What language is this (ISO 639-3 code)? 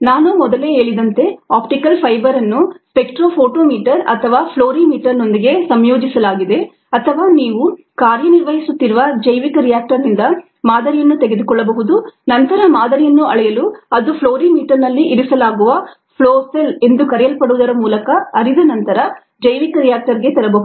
kan